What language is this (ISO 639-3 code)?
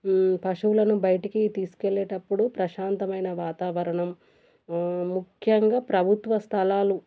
tel